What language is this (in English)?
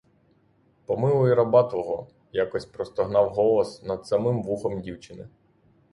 Ukrainian